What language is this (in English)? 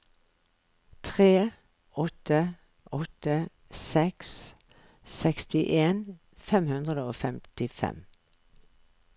Norwegian